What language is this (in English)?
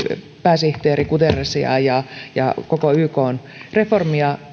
Finnish